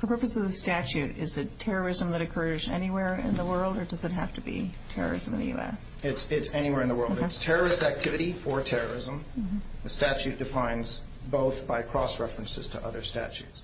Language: English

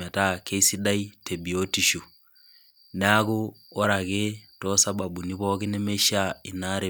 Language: Masai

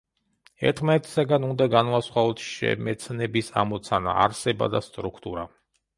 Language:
Georgian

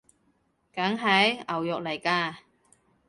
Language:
Cantonese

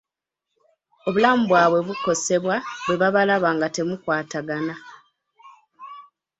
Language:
Ganda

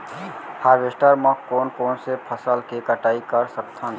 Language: Chhattisgarhi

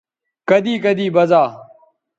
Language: Bateri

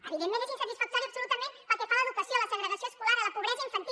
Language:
Catalan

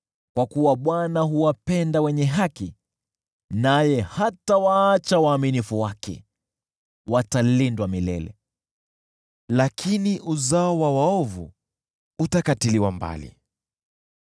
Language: Swahili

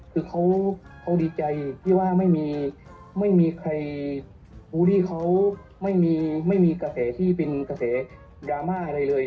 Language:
Thai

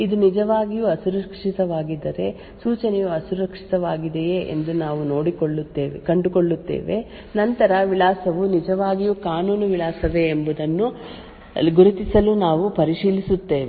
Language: Kannada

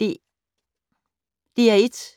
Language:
Danish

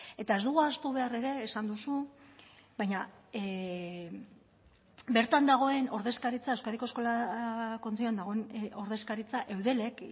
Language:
Basque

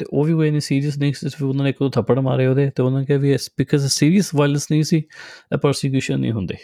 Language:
Punjabi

